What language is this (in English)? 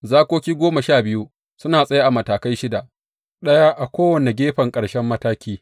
Hausa